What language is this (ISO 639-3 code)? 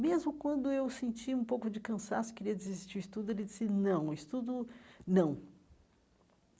por